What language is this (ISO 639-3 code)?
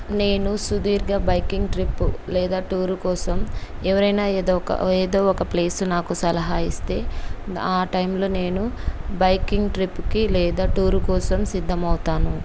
tel